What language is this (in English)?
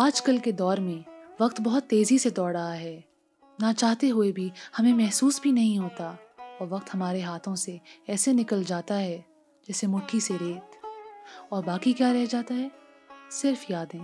Urdu